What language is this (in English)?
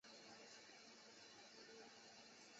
Chinese